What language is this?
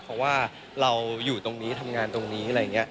Thai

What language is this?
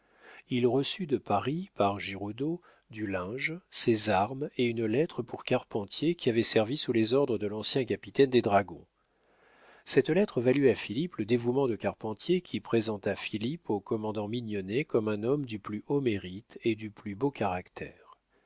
French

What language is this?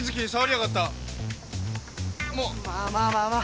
Japanese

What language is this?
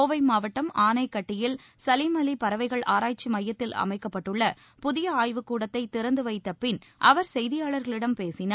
Tamil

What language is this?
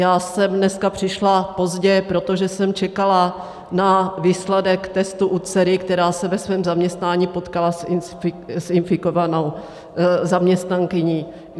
Czech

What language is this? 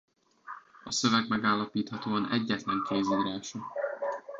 Hungarian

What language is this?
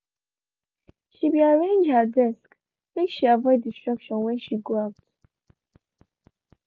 Nigerian Pidgin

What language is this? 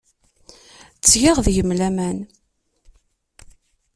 Kabyle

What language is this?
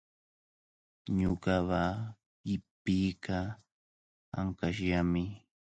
Cajatambo North Lima Quechua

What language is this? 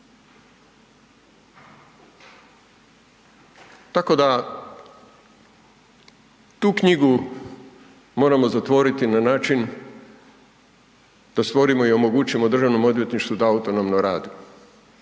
Croatian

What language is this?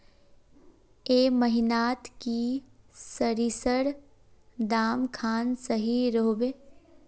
Magahi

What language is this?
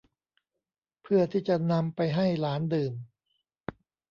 Thai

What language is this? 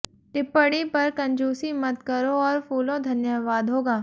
Hindi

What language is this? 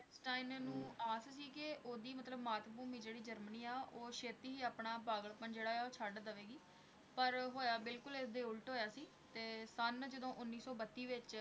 Punjabi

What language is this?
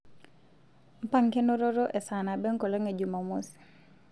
Masai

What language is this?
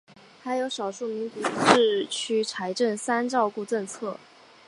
Chinese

